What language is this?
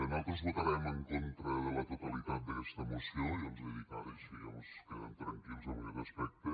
Catalan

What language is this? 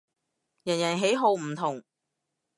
Cantonese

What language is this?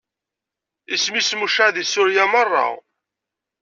Kabyle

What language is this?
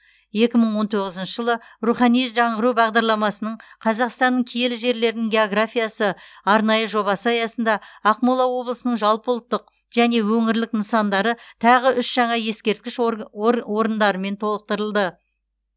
Kazakh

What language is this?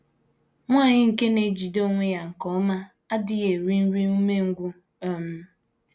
Igbo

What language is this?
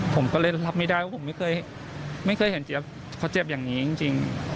Thai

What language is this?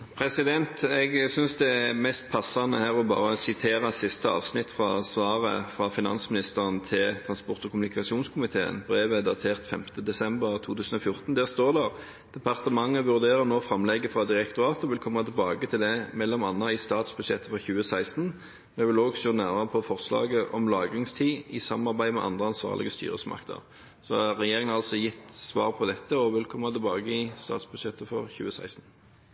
Norwegian Nynorsk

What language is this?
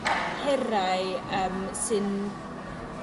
Welsh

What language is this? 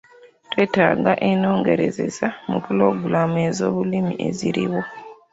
Ganda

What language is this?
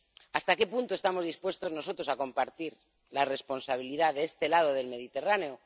Spanish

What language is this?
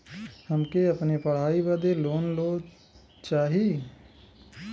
Bhojpuri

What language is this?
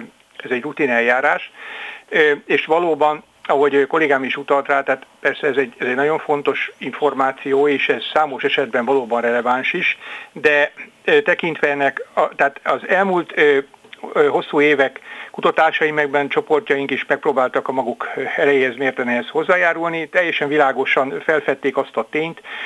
Hungarian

